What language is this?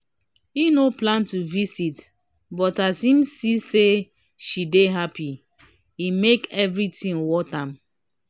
Nigerian Pidgin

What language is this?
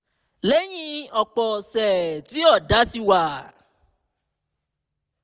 Yoruba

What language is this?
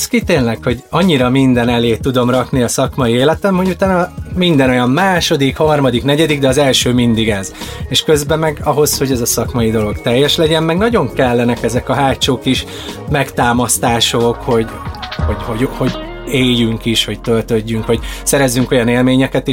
Hungarian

